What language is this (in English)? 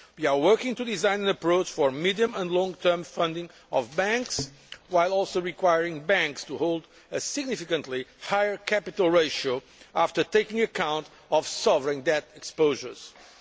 English